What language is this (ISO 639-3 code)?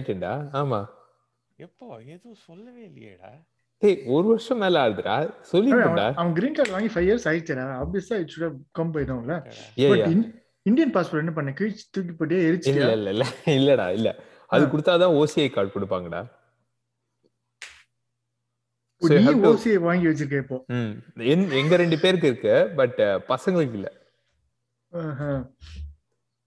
tam